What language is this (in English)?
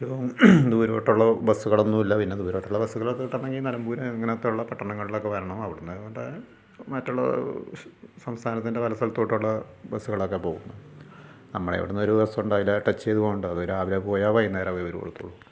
Malayalam